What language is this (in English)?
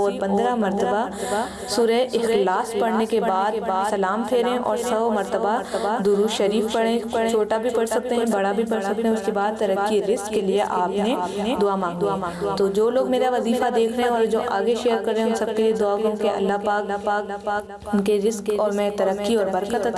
Urdu